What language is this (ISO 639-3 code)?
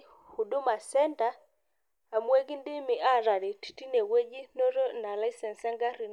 mas